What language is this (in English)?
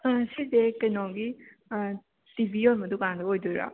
Manipuri